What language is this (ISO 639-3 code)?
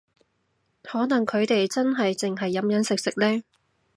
yue